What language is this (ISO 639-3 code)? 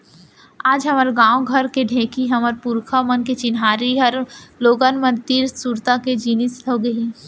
hne